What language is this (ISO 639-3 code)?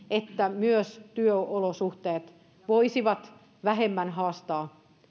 fin